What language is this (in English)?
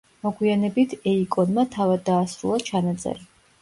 Georgian